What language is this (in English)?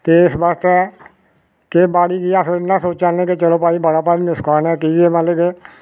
Dogri